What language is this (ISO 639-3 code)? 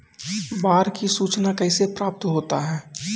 mai